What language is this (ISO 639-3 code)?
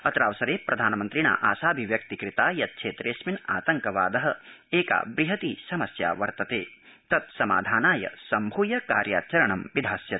san